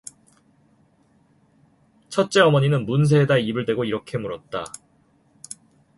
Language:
Korean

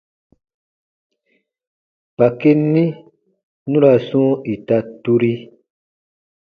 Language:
Baatonum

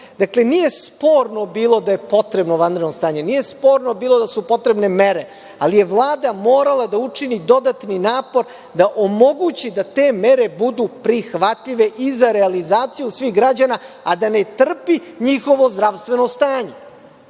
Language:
Serbian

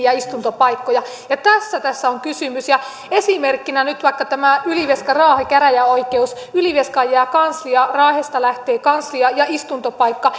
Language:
Finnish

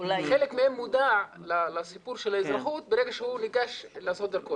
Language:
Hebrew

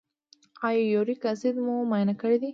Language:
Pashto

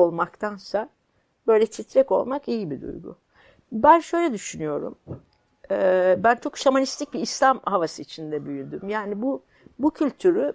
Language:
Turkish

